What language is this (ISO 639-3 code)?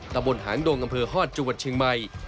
tha